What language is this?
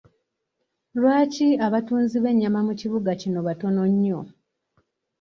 Ganda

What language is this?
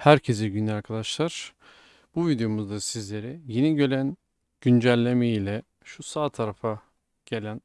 Turkish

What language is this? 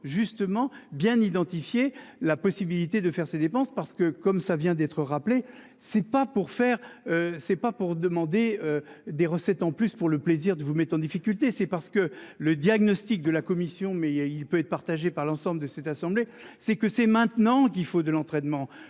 French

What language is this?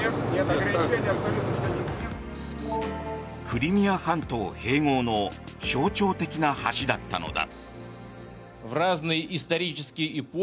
Japanese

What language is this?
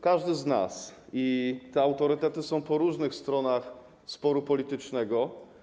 Polish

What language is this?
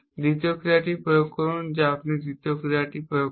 Bangla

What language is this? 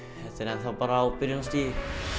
Icelandic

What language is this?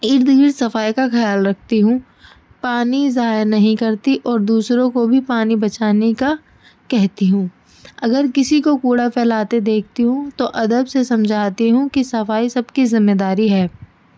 Urdu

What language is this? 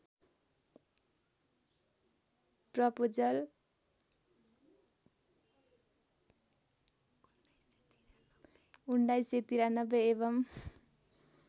Nepali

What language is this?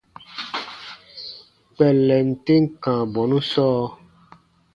Baatonum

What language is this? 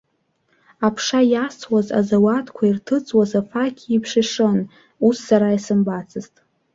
Abkhazian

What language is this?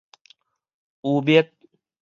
Min Nan Chinese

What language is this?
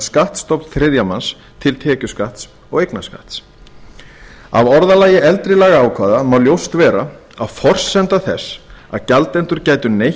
Icelandic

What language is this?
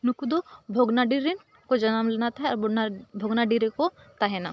Santali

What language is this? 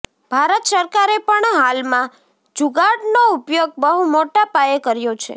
Gujarati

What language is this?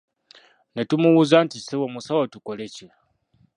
Ganda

